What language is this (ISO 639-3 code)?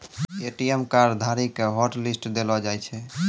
mai